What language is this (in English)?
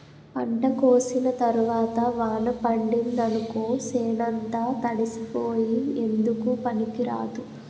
Telugu